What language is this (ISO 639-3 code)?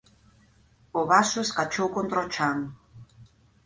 glg